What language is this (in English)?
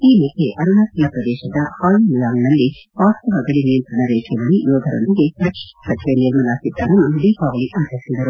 Kannada